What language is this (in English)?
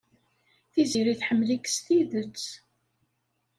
Kabyle